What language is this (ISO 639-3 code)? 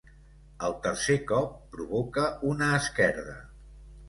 cat